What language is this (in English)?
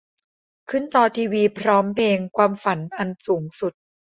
Thai